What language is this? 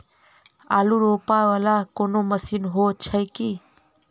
Maithili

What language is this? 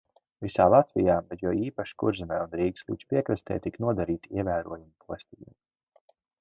Latvian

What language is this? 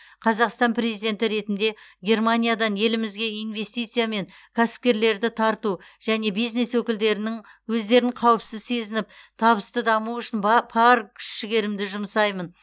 Kazakh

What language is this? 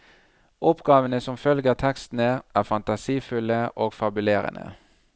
Norwegian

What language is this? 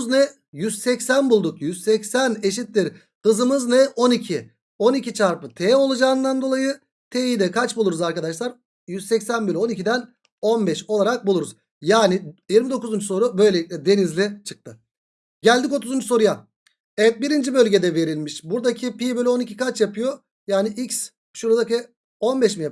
Turkish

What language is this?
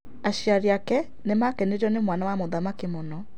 Kikuyu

